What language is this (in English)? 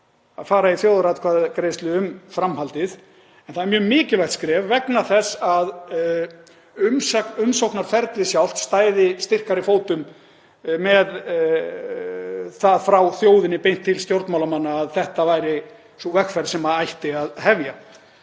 Icelandic